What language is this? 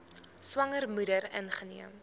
Afrikaans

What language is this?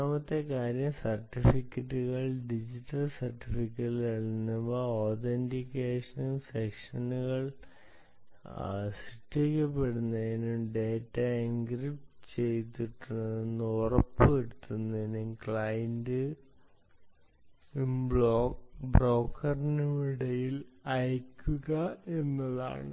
Malayalam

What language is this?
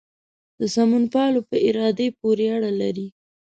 Pashto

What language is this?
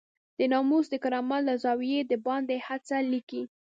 Pashto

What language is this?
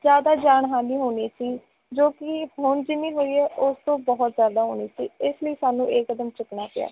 Punjabi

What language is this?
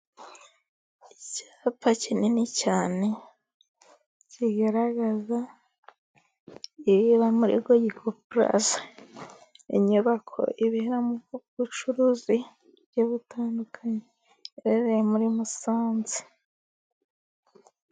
Kinyarwanda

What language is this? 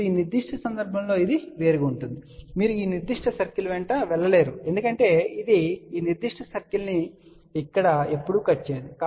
Telugu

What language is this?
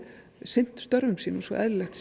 Icelandic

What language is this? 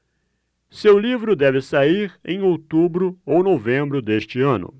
Portuguese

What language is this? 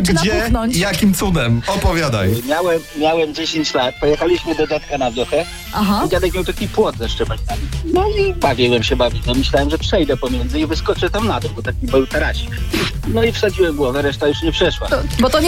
Polish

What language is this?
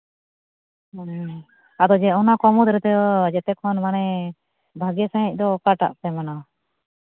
Santali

